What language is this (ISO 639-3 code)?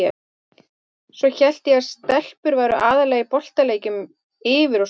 isl